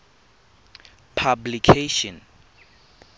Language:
Tswana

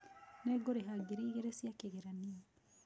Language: Kikuyu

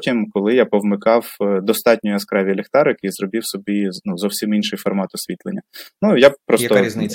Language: Ukrainian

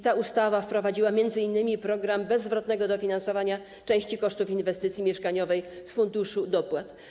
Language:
Polish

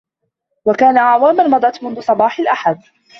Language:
Arabic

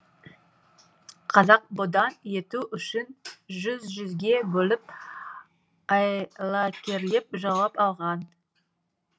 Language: Kazakh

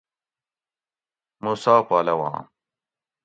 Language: Gawri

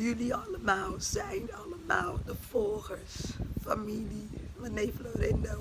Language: Dutch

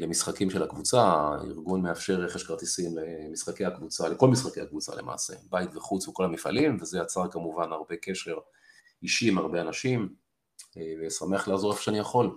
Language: Hebrew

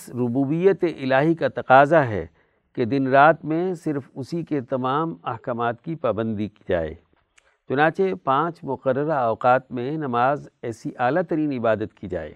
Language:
Urdu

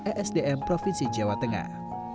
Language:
Indonesian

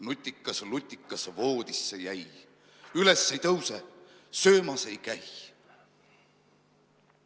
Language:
Estonian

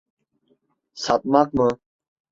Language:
Turkish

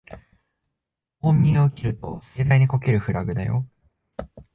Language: Japanese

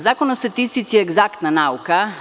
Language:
Serbian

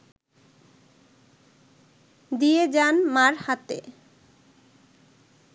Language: Bangla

